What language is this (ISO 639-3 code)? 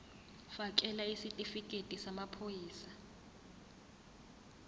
zul